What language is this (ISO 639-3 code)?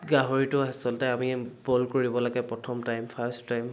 asm